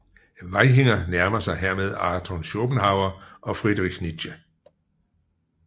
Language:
Danish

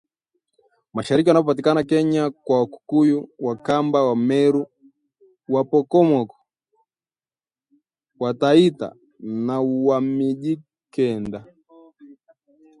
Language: Swahili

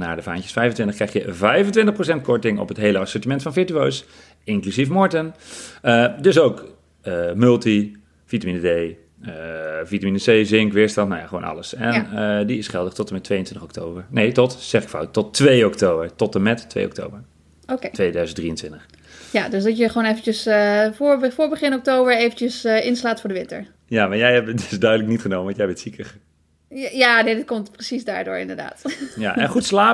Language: Dutch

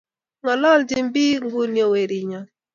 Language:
Kalenjin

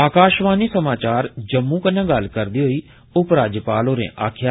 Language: Dogri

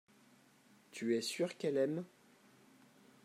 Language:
French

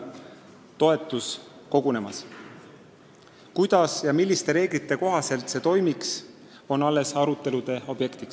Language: Estonian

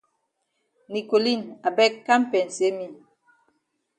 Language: Cameroon Pidgin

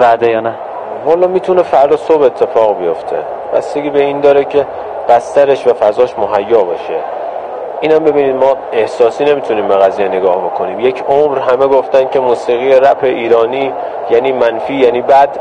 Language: Persian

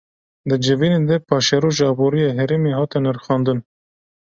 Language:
Kurdish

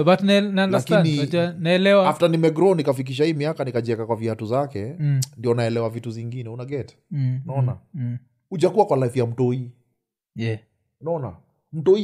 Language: Swahili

